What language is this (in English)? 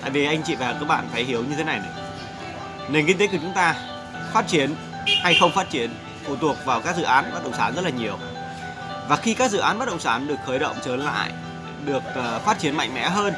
Vietnamese